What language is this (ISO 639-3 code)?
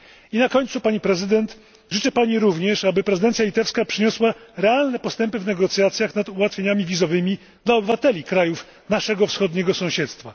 pol